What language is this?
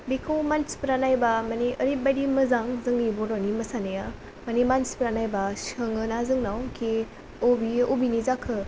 Bodo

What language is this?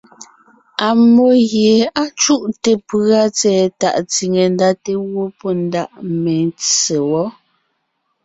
Ngiemboon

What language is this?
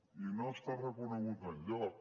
Catalan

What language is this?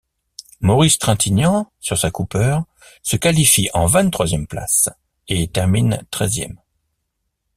French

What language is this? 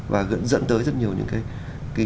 Vietnamese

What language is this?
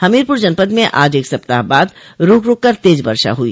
Hindi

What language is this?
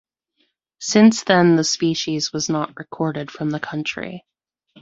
English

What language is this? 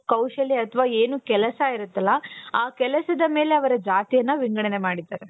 Kannada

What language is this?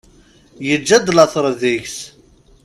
Kabyle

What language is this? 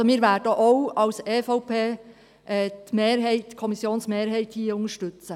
Swiss German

